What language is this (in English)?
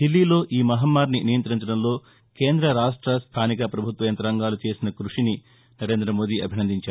Telugu